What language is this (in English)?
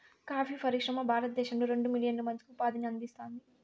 Telugu